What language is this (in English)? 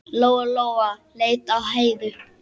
Icelandic